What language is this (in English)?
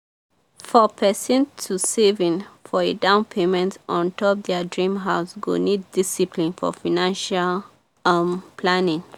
Nigerian Pidgin